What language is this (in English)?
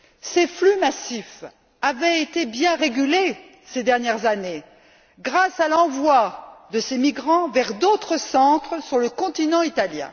French